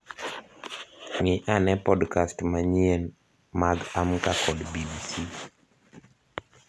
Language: Luo (Kenya and Tanzania)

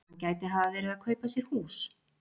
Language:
Icelandic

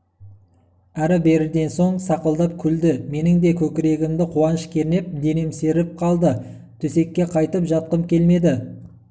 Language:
Kazakh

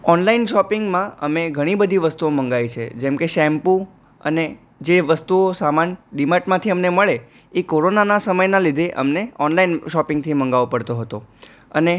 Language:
Gujarati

